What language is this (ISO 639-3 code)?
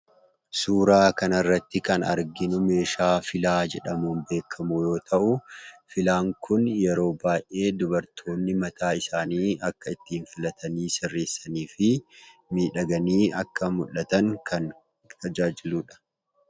orm